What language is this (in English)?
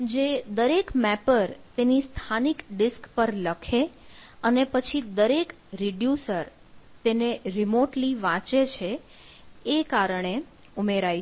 Gujarati